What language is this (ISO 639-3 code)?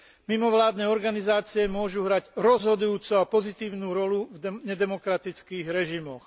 slk